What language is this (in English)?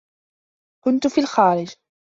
Arabic